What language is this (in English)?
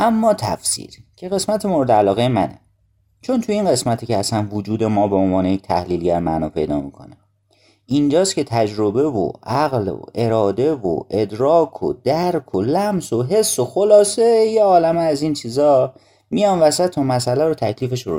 Persian